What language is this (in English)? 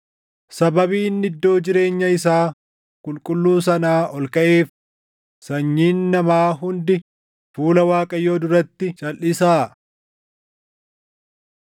Oromo